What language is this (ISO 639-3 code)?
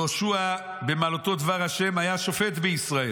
heb